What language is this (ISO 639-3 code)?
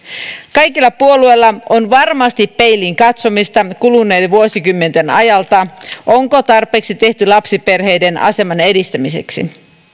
fin